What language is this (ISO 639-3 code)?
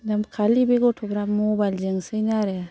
brx